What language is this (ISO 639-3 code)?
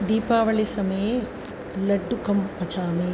san